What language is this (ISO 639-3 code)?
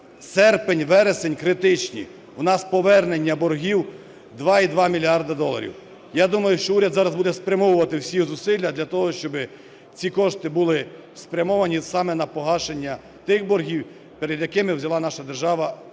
ukr